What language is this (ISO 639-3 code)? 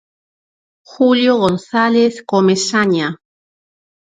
glg